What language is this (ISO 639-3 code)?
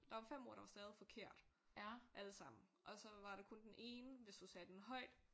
dan